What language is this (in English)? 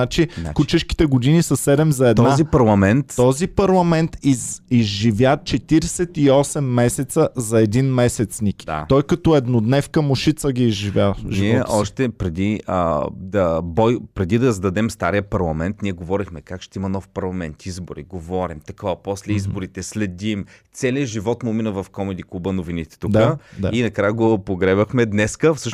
Bulgarian